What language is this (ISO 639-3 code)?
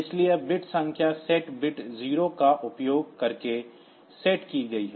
hin